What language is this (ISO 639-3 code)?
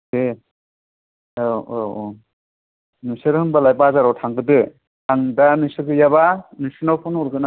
brx